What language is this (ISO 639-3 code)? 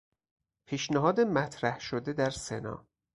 fas